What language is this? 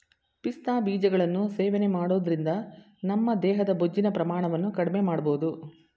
Kannada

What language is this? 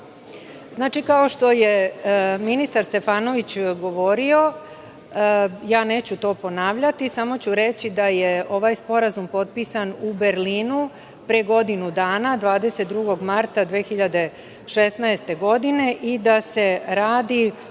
Serbian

